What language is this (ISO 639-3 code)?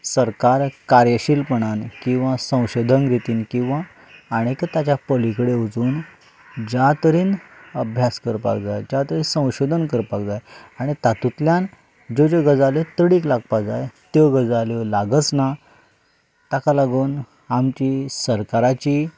kok